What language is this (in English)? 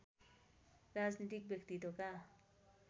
Nepali